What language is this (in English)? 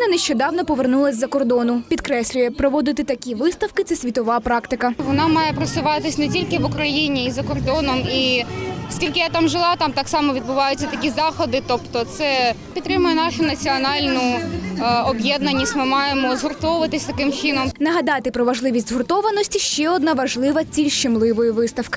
Ukrainian